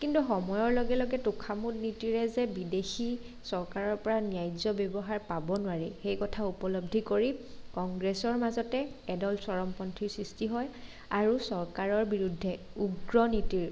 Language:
Assamese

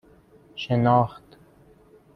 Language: Persian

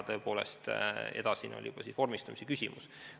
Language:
Estonian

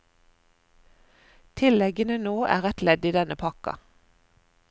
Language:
Norwegian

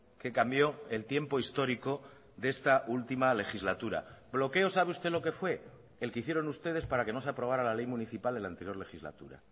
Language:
Spanish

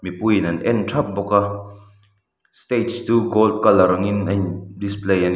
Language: Mizo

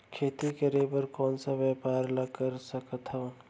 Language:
Chhattisgarhi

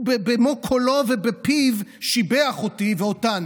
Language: Hebrew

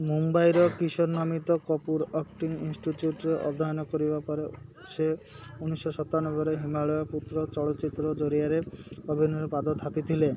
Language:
Odia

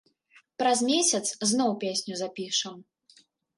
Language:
Belarusian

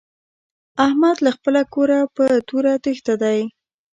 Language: Pashto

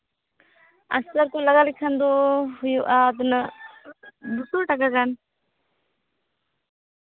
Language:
Santali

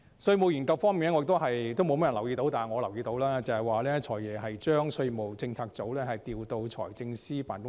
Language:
Cantonese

